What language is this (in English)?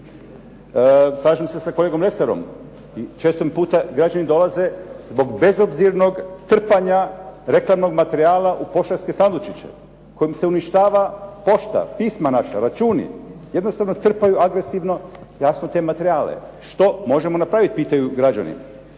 Croatian